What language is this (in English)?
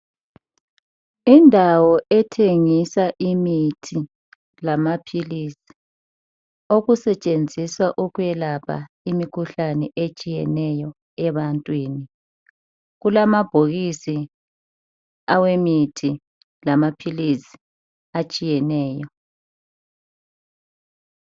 North Ndebele